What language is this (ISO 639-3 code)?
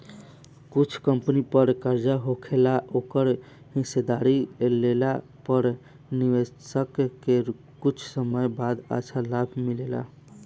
bho